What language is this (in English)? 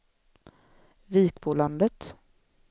Swedish